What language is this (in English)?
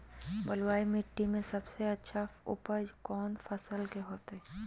Magahi